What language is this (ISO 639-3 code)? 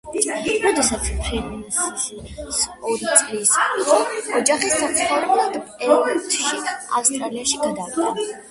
kat